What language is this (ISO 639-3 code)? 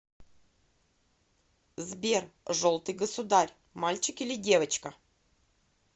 rus